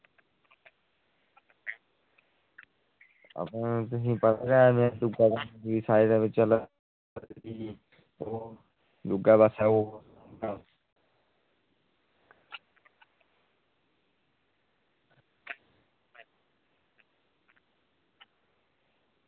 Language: Dogri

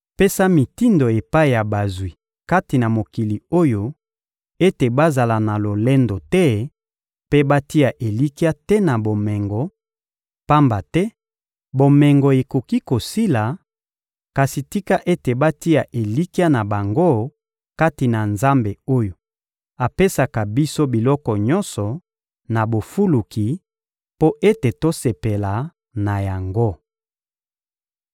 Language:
Lingala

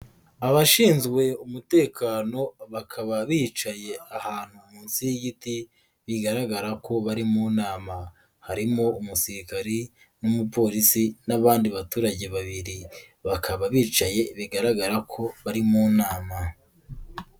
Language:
Kinyarwanda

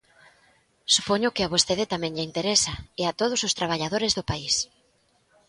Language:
Galician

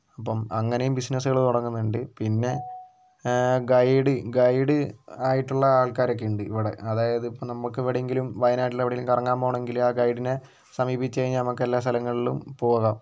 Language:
Malayalam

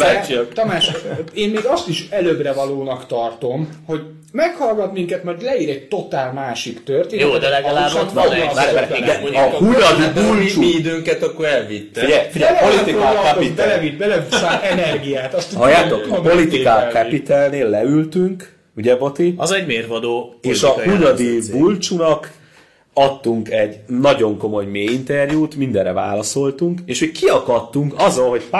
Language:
Hungarian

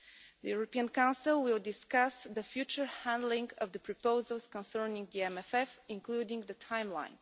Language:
English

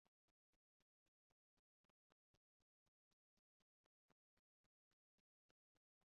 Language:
Esperanto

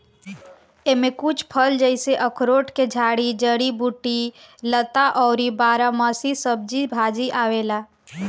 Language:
Bhojpuri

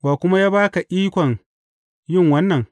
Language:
Hausa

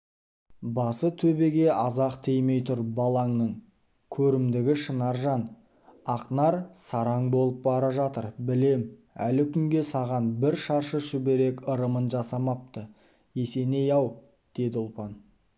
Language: Kazakh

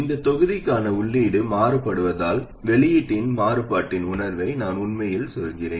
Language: Tamil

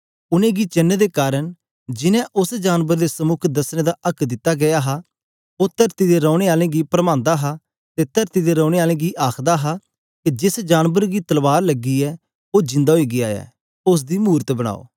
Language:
Dogri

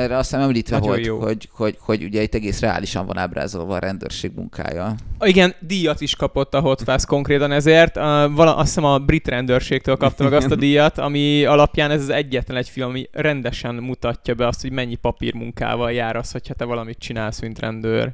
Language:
Hungarian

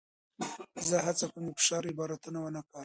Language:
Pashto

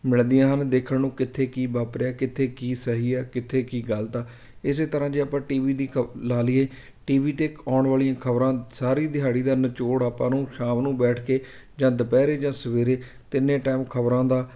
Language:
Punjabi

